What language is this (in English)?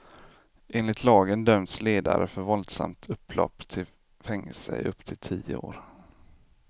Swedish